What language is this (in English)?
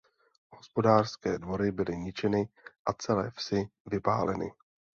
Czech